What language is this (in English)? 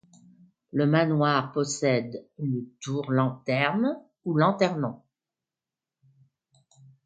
French